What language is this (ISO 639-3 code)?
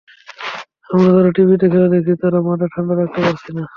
ben